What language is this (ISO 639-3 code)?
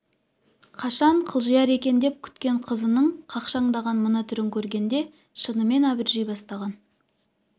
kaz